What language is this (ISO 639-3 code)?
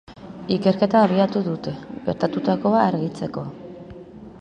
eus